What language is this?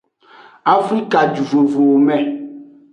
Aja (Benin)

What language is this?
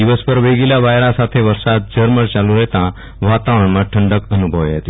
Gujarati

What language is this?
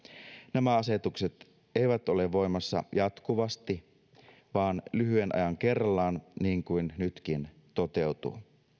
Finnish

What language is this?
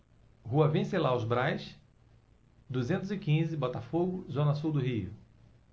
Portuguese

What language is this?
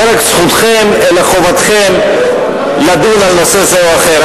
Hebrew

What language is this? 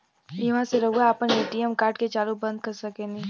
Bhojpuri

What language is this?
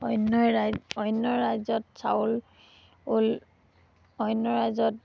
Assamese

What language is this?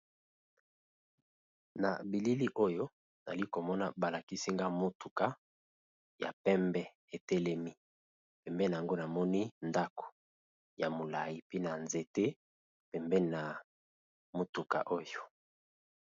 Lingala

